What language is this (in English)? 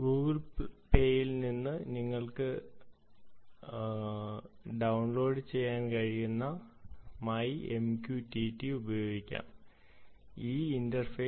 Malayalam